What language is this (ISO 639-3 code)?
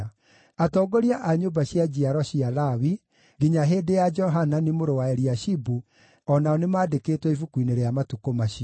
kik